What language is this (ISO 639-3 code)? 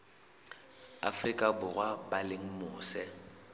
sot